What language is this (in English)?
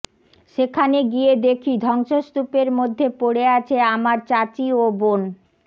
Bangla